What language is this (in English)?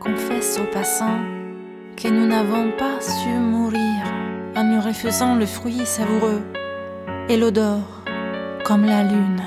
French